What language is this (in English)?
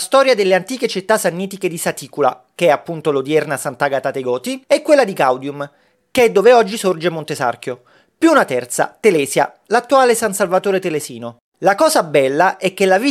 Italian